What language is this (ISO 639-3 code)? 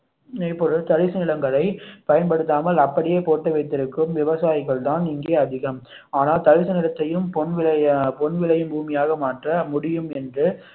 tam